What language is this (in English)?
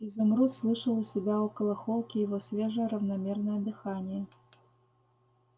Russian